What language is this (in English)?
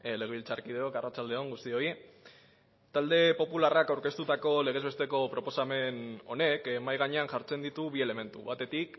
Basque